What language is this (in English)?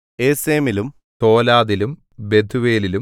Malayalam